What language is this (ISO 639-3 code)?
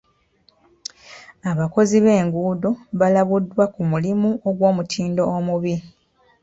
lug